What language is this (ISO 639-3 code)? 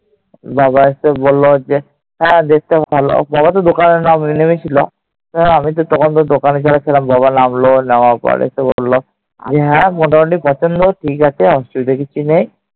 ben